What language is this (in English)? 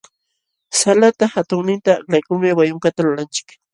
Jauja Wanca Quechua